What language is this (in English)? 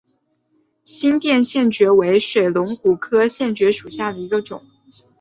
Chinese